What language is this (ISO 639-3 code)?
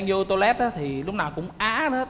vie